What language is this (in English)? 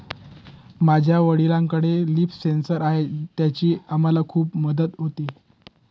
Marathi